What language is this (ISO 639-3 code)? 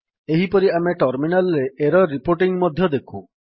ori